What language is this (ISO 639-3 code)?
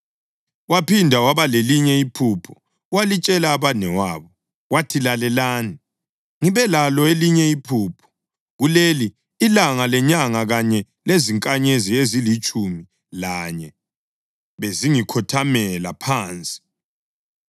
nde